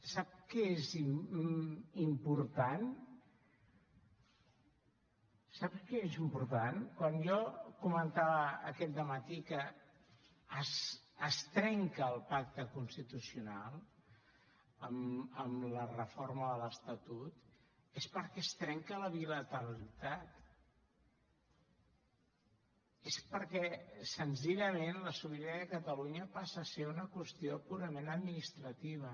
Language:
Catalan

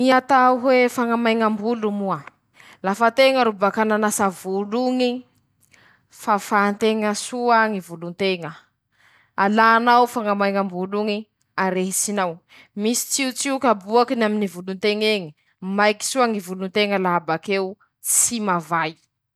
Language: Masikoro Malagasy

